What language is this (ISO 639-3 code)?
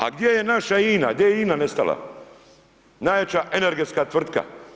hrv